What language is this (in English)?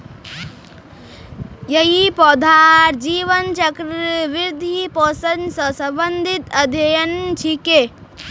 Magahi